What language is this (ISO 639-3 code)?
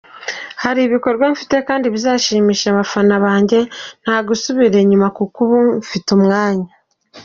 kin